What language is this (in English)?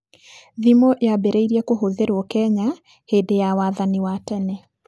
Kikuyu